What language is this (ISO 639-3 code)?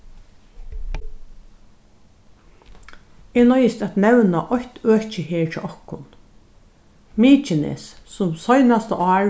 fao